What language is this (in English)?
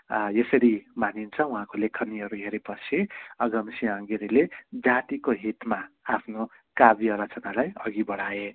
Nepali